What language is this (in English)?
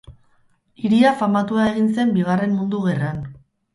Basque